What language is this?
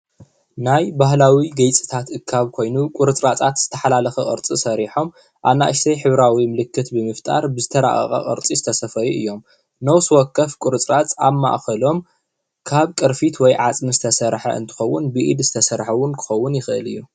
Tigrinya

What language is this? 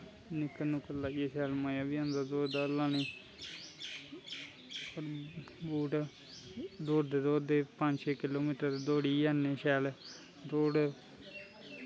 Dogri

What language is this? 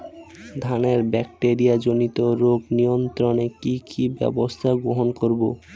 Bangla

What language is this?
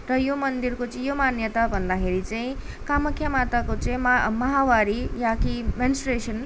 Nepali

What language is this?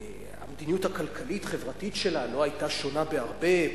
Hebrew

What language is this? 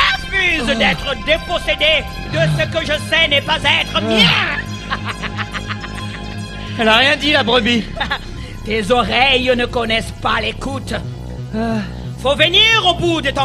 French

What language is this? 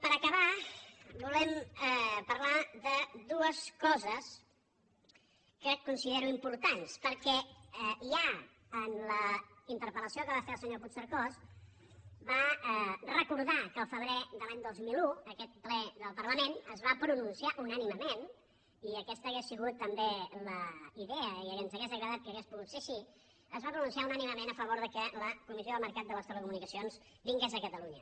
Catalan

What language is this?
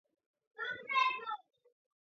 Georgian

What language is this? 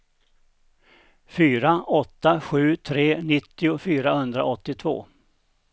Swedish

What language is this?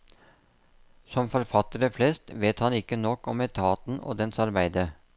Norwegian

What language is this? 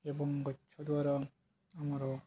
Odia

